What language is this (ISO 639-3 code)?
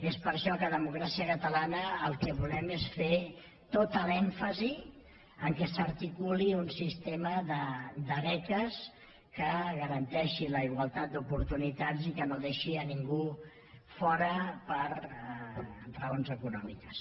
cat